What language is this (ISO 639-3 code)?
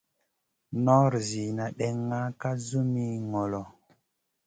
mcn